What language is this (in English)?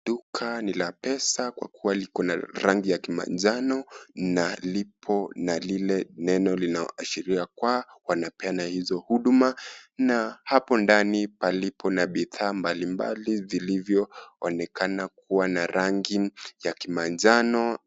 Swahili